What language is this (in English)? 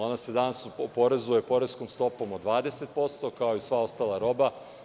Serbian